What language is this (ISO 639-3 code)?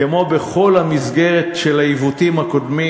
heb